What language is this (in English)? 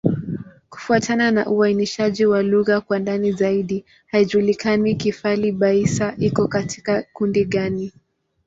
Swahili